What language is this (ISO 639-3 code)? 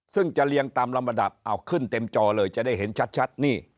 tha